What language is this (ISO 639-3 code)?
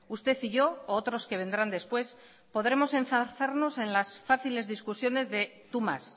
spa